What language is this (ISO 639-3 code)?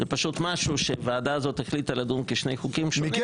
heb